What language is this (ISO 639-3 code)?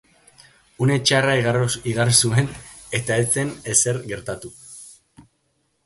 eus